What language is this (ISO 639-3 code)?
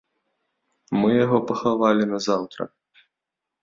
bel